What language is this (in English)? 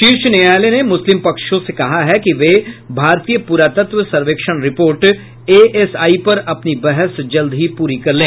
Hindi